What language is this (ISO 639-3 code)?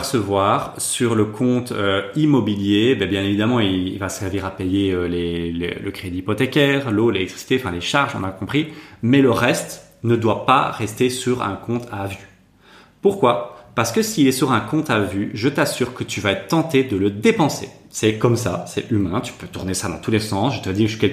fra